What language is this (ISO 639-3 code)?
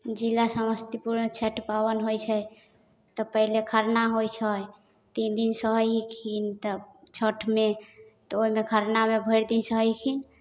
mai